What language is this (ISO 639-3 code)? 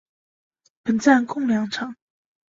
zho